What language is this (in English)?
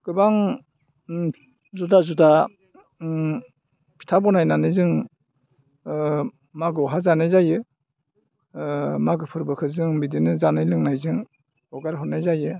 Bodo